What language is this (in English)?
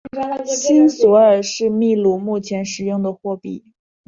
Chinese